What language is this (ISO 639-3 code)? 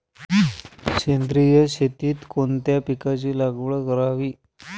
mar